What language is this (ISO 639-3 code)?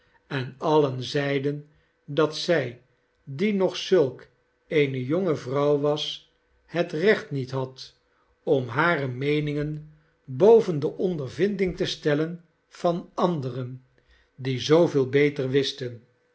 nld